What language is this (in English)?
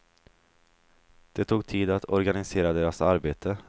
Swedish